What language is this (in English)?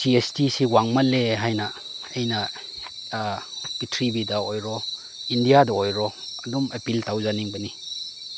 Manipuri